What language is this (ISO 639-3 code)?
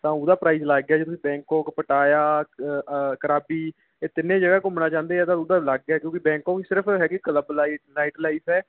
pan